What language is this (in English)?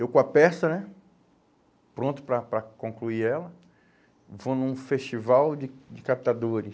Portuguese